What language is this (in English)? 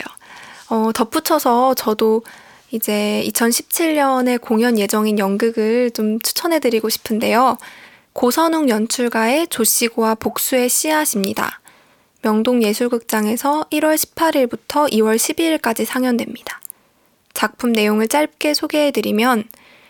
Korean